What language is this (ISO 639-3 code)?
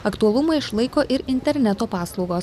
lit